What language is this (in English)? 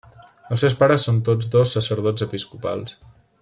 Catalan